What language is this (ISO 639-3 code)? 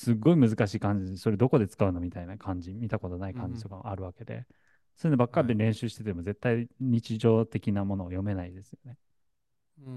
jpn